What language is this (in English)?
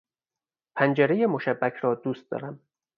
Persian